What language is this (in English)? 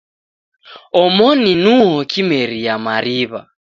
Taita